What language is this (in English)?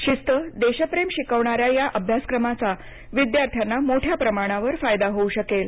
Marathi